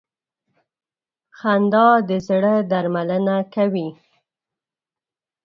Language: Pashto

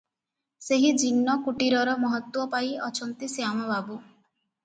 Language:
Odia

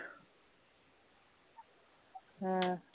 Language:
Punjabi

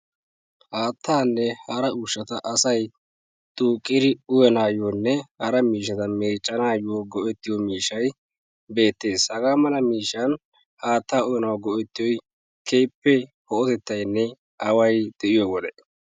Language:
Wolaytta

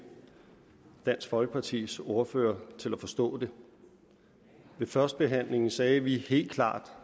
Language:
Danish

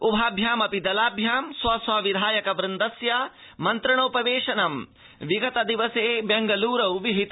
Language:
Sanskrit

